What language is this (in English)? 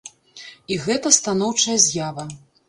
Belarusian